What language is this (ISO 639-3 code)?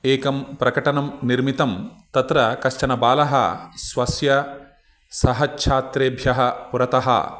san